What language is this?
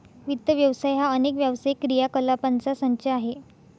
Marathi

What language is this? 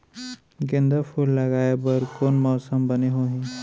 Chhattisgarhi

